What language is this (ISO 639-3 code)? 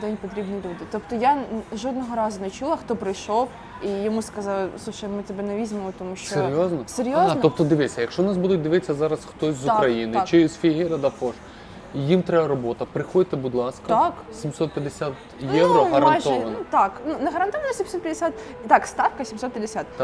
ukr